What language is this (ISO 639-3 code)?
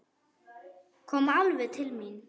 isl